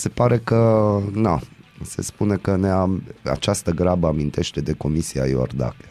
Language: Romanian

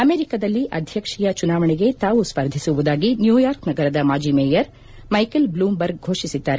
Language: Kannada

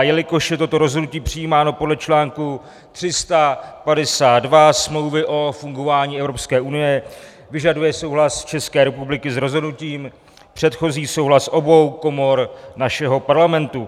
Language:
Czech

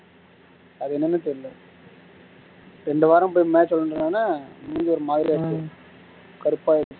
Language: Tamil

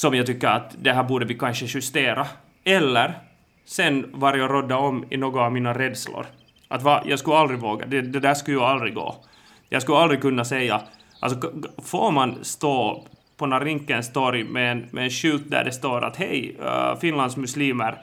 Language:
Swedish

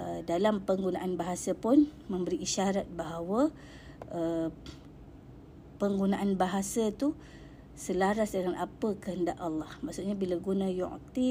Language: Malay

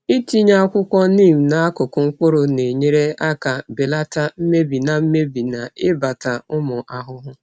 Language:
Igbo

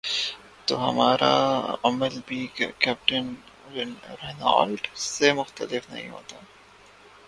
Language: Urdu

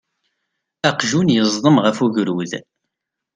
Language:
Kabyle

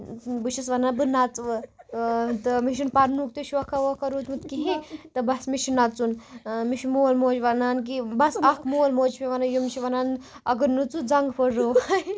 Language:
Kashmiri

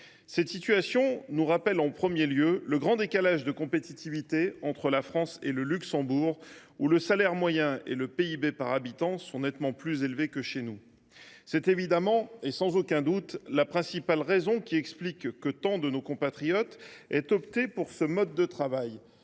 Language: French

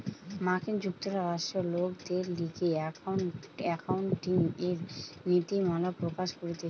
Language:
Bangla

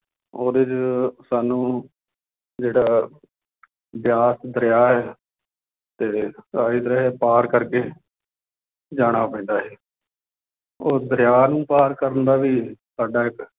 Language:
Punjabi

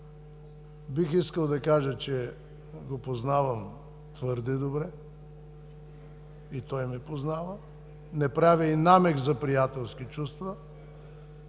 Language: Bulgarian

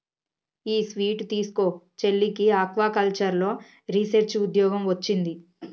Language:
Telugu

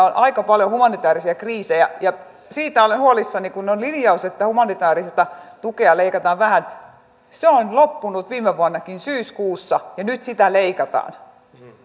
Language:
Finnish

